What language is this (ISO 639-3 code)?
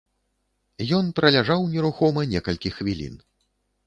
bel